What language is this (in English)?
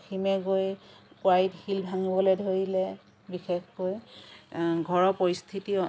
Assamese